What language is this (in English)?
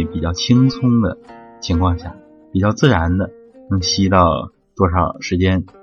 Chinese